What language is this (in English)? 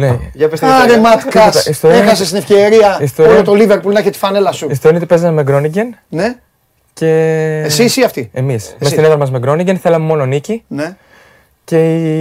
Greek